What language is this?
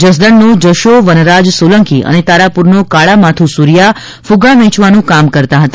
Gujarati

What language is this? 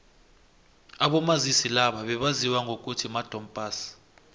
South Ndebele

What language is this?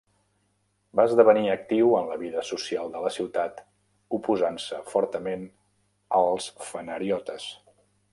Catalan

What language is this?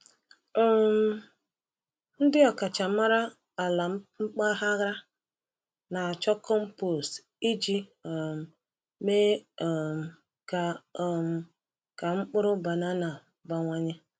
Igbo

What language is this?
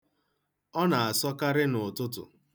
Igbo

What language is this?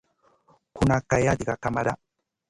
Masana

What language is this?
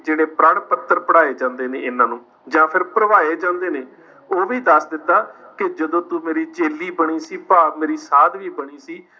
Punjabi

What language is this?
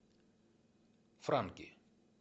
Russian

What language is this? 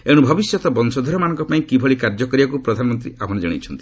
Odia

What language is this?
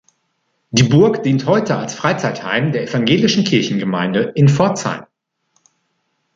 German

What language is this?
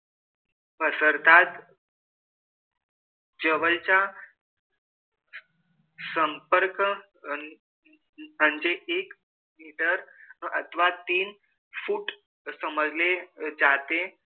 Marathi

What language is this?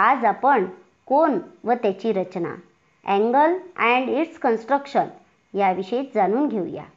Marathi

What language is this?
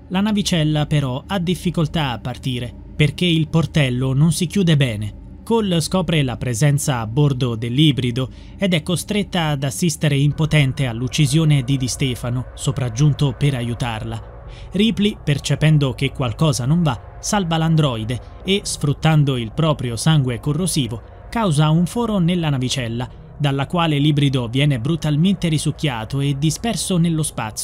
Italian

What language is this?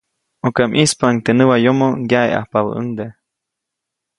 Copainalá Zoque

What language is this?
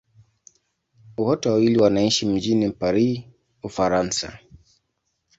Swahili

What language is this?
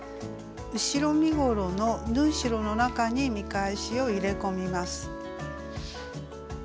Japanese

